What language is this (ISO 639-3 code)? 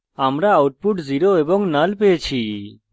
ben